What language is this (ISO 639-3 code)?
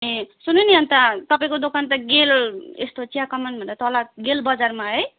nep